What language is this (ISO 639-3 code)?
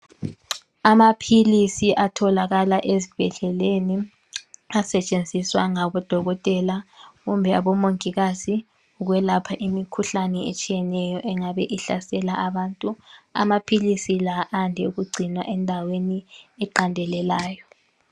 nde